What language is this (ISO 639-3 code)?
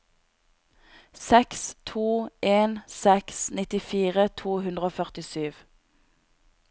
nor